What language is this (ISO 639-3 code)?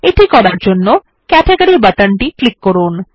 ben